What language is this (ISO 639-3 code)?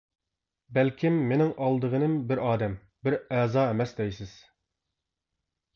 uig